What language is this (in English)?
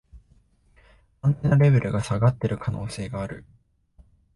Japanese